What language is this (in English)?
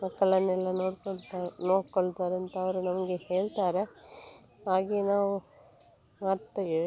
Kannada